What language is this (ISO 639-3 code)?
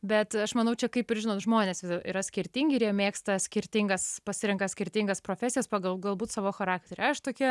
lit